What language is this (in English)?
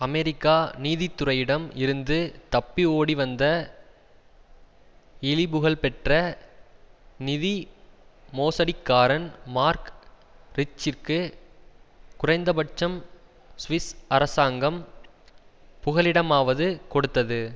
Tamil